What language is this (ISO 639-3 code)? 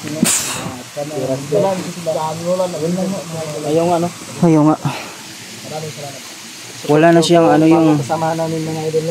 fil